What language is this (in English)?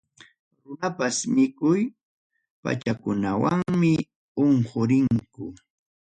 Ayacucho Quechua